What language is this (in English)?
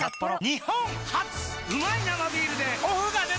Japanese